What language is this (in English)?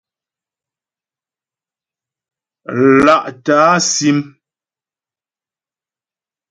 Ghomala